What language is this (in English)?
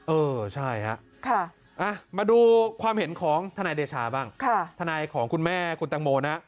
Thai